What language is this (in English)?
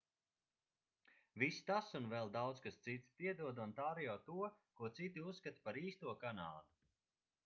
Latvian